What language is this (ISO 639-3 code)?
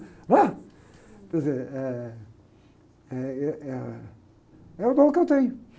por